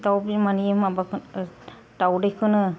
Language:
Bodo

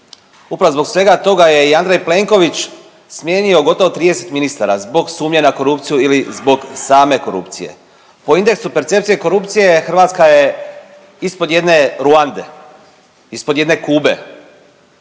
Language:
Croatian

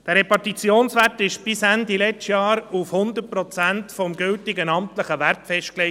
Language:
Swiss German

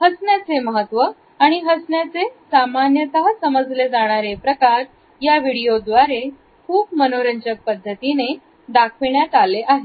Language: Marathi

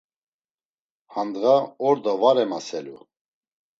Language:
Laz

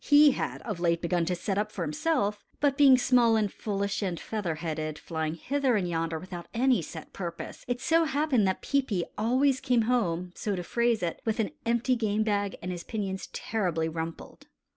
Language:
English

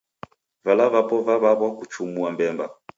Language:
Taita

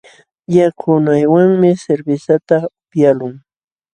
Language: Jauja Wanca Quechua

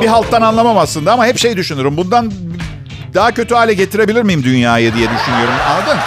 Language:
Turkish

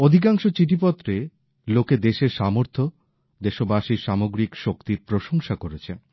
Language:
Bangla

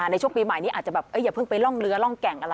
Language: Thai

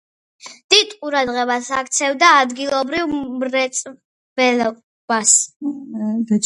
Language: Georgian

